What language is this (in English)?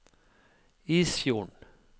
Norwegian